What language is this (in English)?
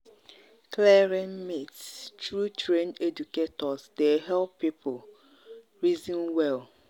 Nigerian Pidgin